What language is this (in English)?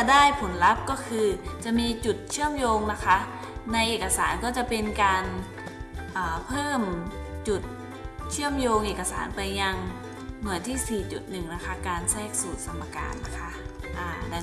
Thai